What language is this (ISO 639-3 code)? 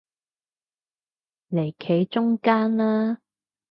yue